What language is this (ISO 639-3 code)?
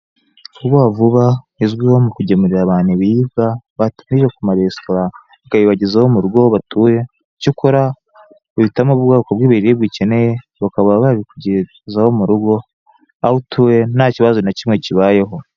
kin